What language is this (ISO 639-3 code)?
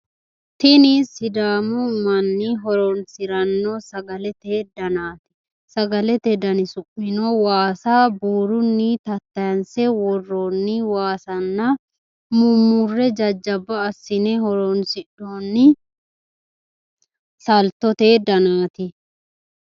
sid